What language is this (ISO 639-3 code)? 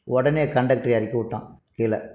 tam